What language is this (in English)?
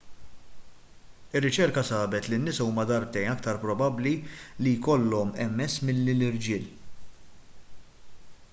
Maltese